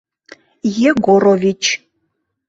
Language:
Mari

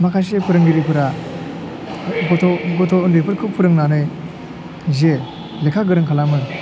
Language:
Bodo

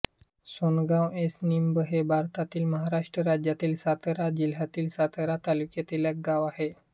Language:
Marathi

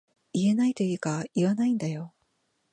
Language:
Japanese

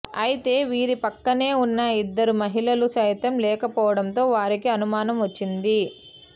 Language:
Telugu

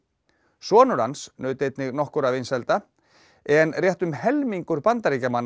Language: Icelandic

